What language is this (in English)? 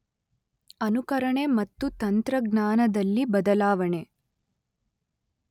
Kannada